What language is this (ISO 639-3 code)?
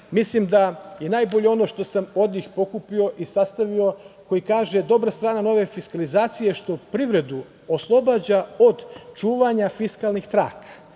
srp